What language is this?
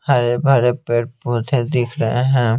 Hindi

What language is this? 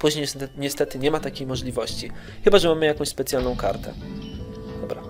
Polish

